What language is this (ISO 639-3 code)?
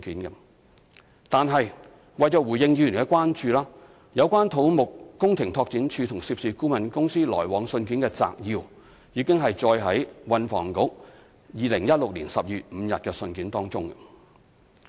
yue